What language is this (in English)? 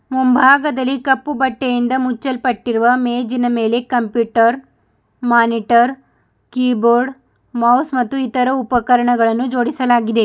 Kannada